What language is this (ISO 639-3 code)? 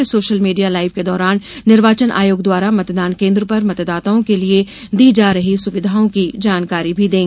hin